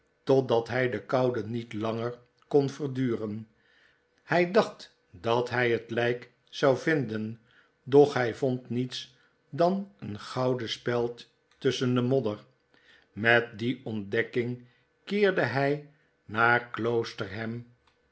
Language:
Dutch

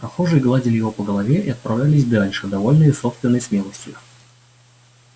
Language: Russian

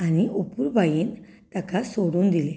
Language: Konkani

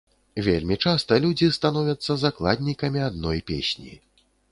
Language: Belarusian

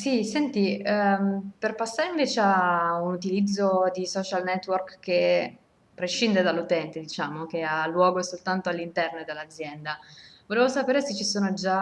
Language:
Italian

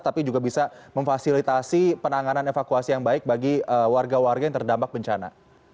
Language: Indonesian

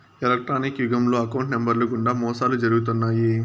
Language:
Telugu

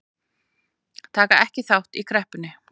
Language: Icelandic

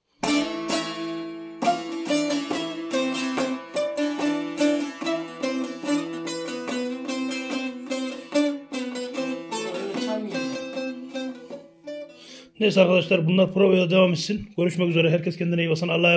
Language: Turkish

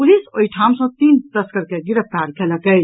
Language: Maithili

